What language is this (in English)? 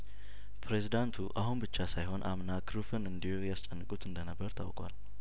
Amharic